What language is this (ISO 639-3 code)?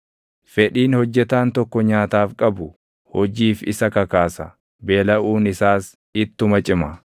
orm